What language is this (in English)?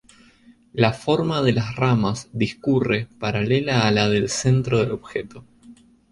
Spanish